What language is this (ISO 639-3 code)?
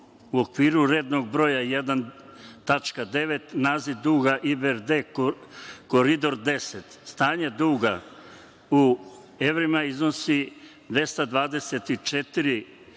srp